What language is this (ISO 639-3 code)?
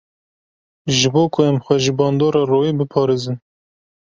kur